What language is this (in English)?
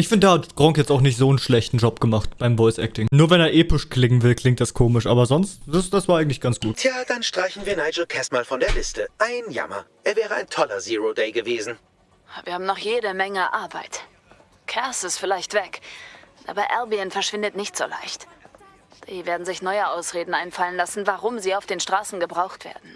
German